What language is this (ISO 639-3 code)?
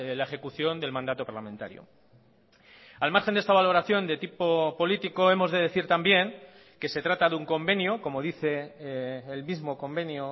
spa